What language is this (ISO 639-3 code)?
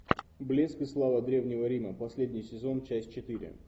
rus